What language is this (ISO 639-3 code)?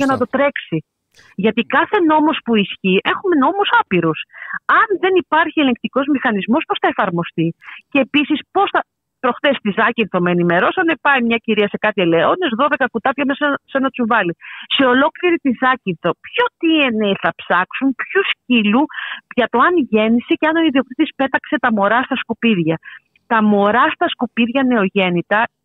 ell